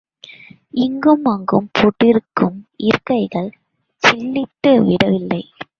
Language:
Tamil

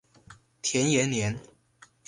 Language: Chinese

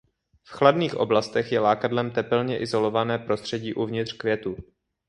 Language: Czech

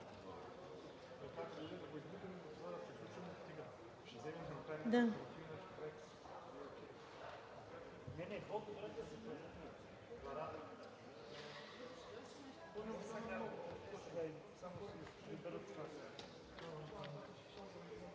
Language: Bulgarian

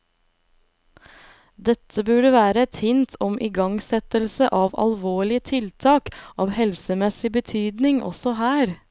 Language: Norwegian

